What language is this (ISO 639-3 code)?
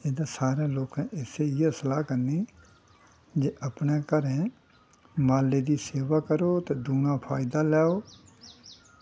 doi